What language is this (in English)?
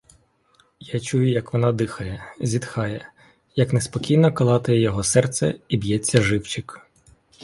Ukrainian